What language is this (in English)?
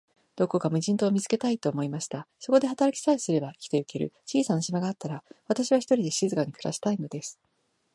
Japanese